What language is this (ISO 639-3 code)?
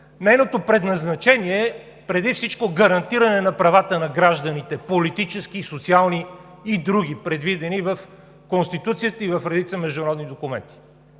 bul